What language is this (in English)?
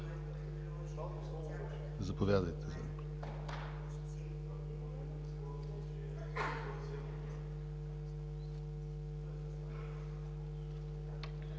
Bulgarian